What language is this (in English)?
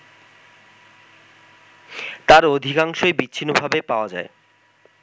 Bangla